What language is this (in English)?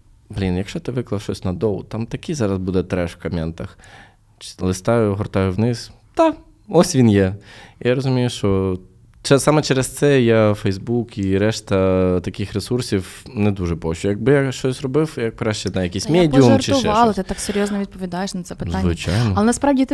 Ukrainian